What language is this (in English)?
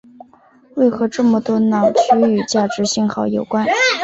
Chinese